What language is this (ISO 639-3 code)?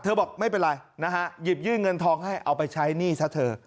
tha